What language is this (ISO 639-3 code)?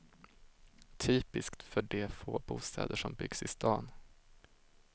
swe